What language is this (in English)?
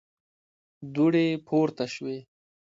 Pashto